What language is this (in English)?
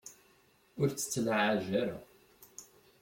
Kabyle